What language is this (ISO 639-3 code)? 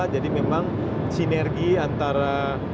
ind